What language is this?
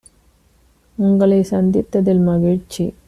Tamil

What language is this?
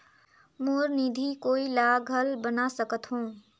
Chhattisgarhi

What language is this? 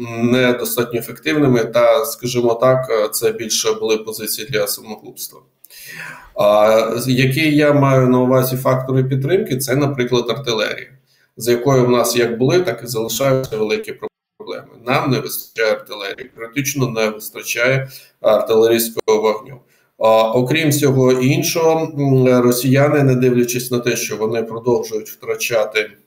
Ukrainian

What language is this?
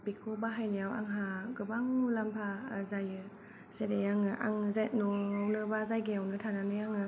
Bodo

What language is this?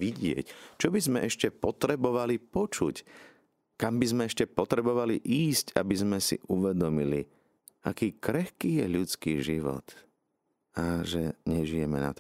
Slovak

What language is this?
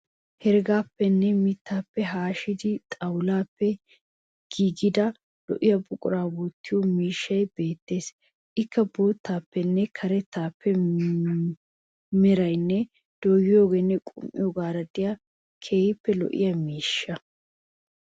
Wolaytta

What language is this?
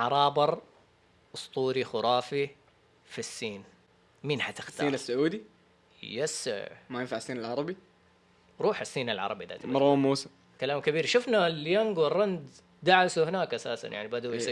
Arabic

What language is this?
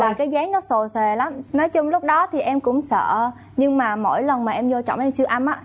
Vietnamese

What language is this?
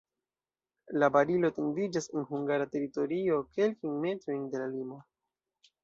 Esperanto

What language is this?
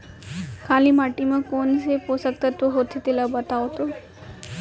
Chhattisgarhi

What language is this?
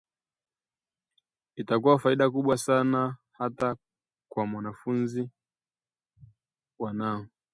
Swahili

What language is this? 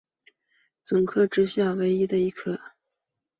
Chinese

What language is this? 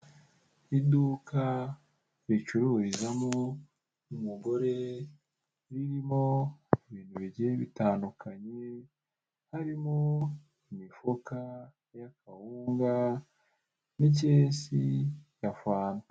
Kinyarwanda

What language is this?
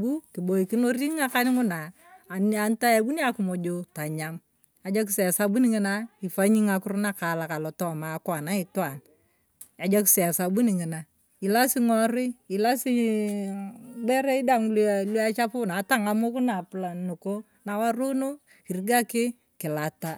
Turkana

